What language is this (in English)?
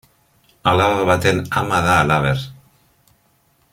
Basque